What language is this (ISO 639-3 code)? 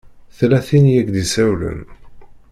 kab